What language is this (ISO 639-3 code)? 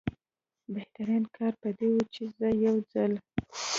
pus